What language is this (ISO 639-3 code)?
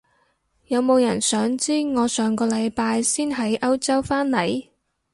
yue